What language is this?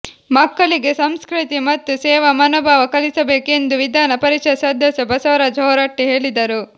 Kannada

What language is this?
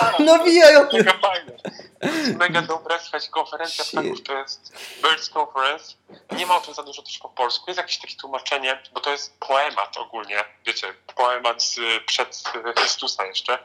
Polish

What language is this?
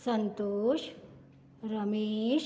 Konkani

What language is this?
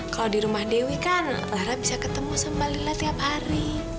Indonesian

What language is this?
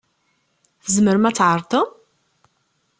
Kabyle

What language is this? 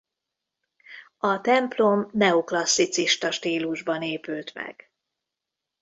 Hungarian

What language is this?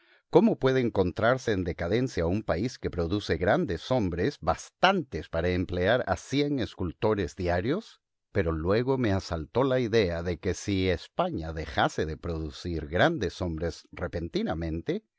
Spanish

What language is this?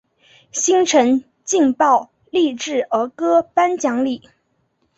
Chinese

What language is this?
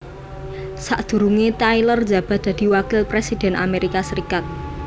Javanese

